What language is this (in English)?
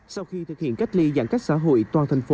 Vietnamese